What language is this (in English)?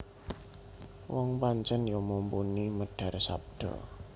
Javanese